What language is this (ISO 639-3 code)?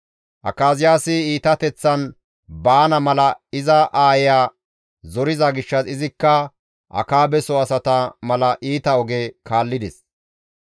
gmv